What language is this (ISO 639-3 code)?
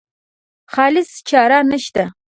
pus